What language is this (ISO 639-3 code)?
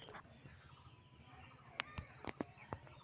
mag